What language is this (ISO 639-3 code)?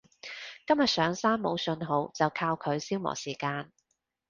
yue